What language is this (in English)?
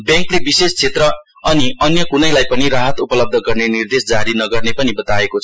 Nepali